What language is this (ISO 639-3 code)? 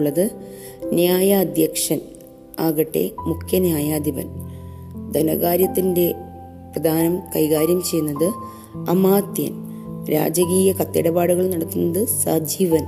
mal